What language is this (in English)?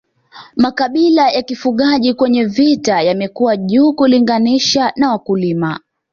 Swahili